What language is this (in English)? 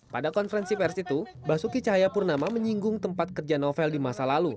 Indonesian